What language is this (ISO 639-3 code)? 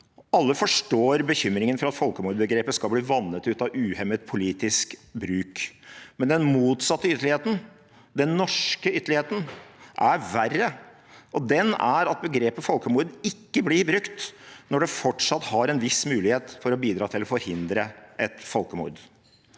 nor